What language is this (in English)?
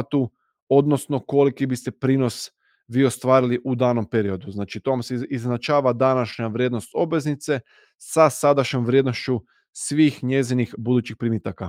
Croatian